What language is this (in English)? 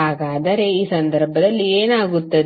Kannada